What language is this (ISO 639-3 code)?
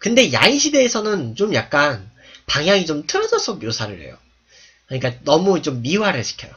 kor